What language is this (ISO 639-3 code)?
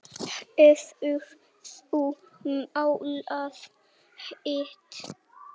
isl